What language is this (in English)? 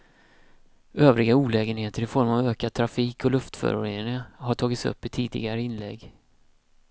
Swedish